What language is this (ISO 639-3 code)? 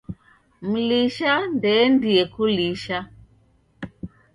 dav